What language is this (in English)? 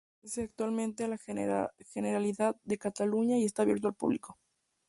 Spanish